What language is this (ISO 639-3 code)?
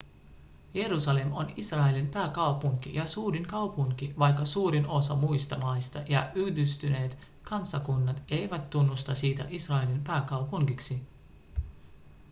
fin